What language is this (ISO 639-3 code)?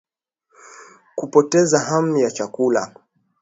swa